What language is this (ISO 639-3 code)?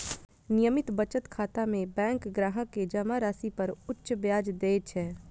mai